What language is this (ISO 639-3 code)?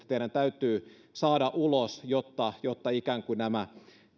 fin